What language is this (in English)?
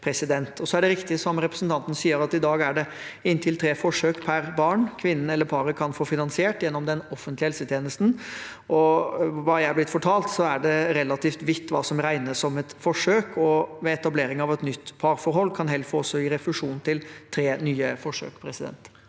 Norwegian